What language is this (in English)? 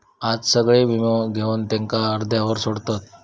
Marathi